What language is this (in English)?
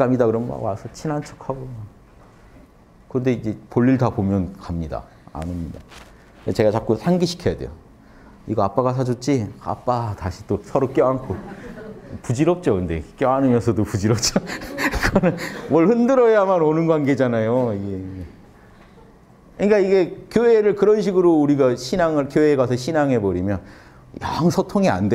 Korean